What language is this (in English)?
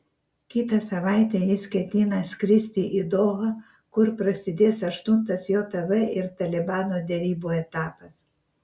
Lithuanian